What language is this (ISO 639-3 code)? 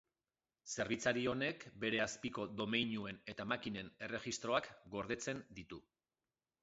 eus